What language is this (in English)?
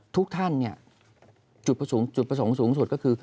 Thai